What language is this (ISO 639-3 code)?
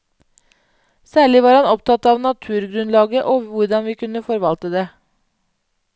nor